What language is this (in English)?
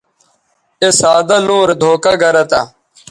Bateri